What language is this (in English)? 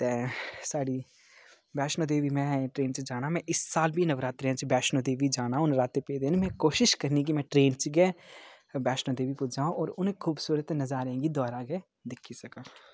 Dogri